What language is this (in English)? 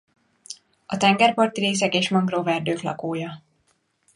Hungarian